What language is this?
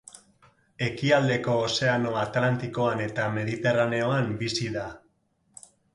Basque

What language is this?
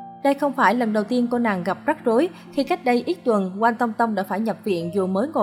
Vietnamese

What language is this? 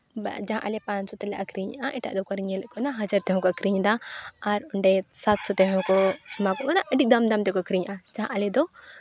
Santali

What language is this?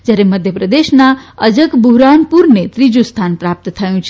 Gujarati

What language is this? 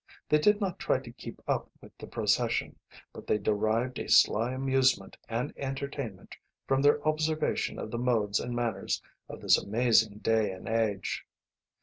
English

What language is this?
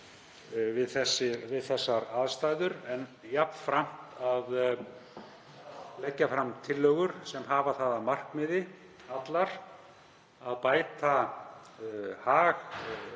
Icelandic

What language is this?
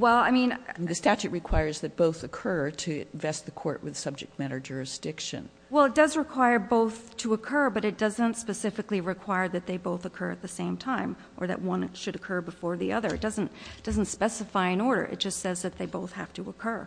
English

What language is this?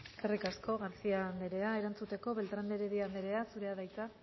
Basque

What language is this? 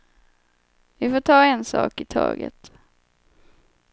Swedish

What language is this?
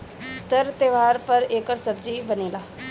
Bhojpuri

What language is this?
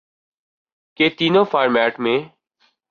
Urdu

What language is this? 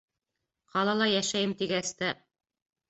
Bashkir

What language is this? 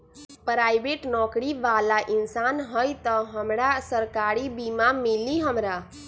Magahi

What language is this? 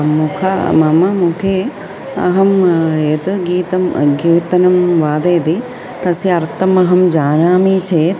Sanskrit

